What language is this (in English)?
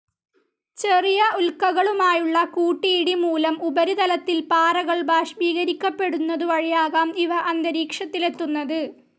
Malayalam